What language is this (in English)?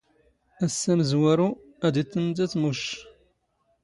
Standard Moroccan Tamazight